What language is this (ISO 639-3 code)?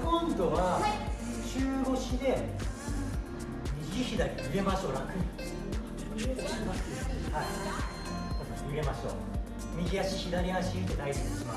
jpn